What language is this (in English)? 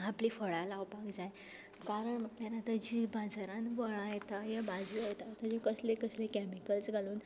Konkani